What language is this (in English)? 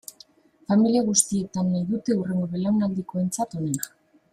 Basque